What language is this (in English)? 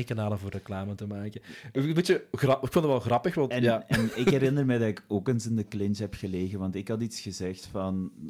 Dutch